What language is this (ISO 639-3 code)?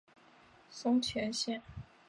zho